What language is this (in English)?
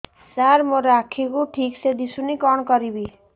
Odia